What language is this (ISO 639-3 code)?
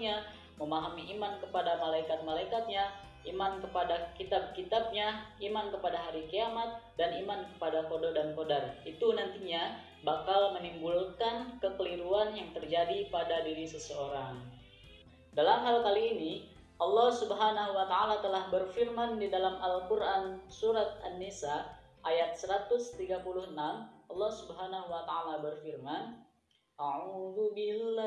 ind